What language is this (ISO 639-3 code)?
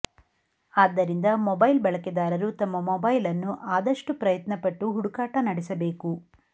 kan